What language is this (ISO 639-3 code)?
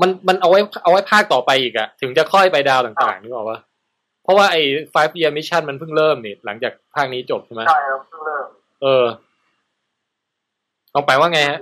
tha